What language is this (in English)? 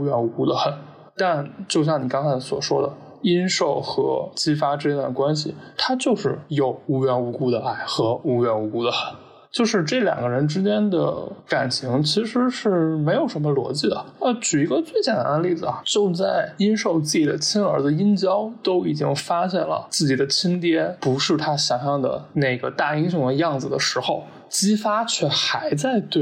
Chinese